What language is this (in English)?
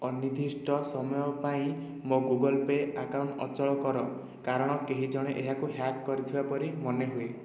Odia